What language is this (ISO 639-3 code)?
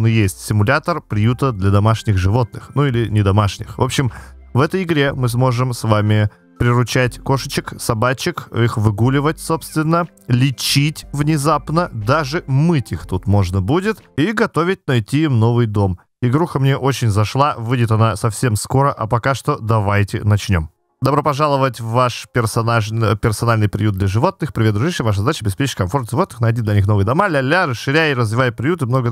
rus